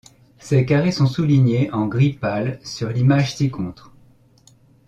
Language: French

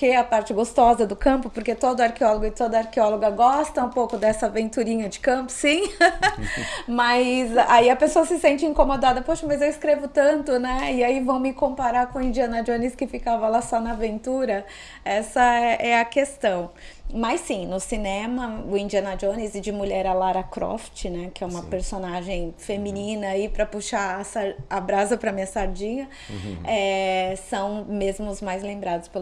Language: Portuguese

